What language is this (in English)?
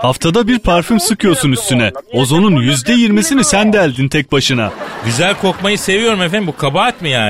Turkish